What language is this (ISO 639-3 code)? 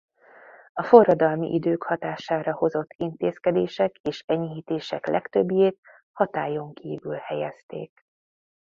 hun